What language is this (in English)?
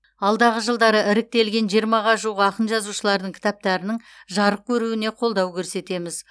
Kazakh